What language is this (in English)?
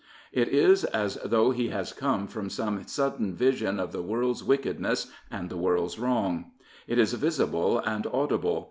English